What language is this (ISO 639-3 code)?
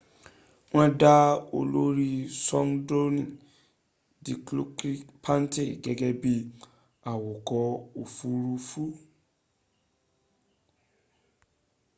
yor